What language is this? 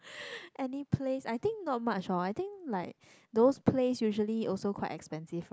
English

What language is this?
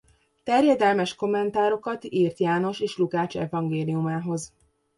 Hungarian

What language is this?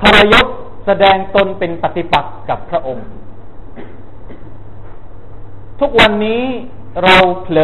Thai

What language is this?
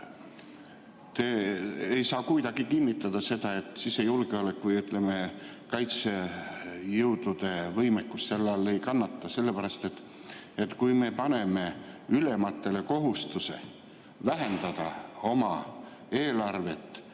Estonian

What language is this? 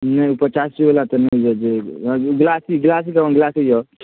Maithili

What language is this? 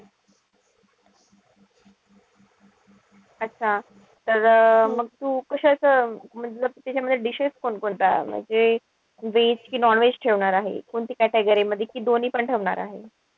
Marathi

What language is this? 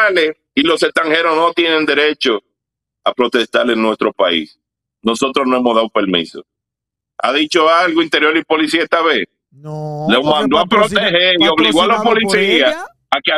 Spanish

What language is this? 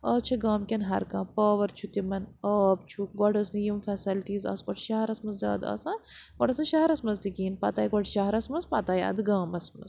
Kashmiri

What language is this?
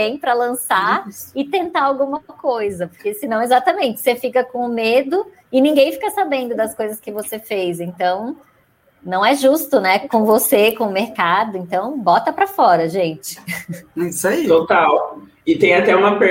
Portuguese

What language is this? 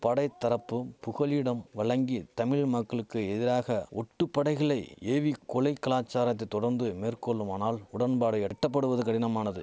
Tamil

